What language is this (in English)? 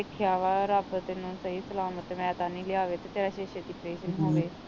Punjabi